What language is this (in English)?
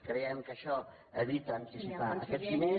Catalan